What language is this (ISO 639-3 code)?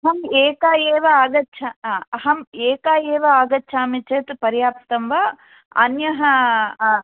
san